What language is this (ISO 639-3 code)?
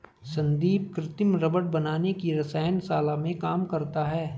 hin